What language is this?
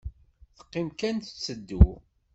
Kabyle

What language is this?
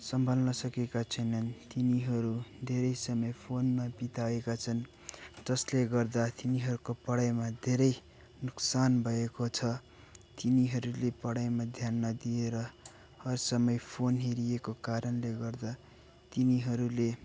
Nepali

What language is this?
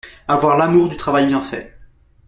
French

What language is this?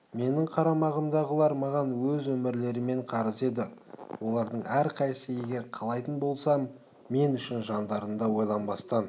Kazakh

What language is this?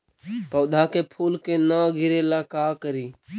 Magahi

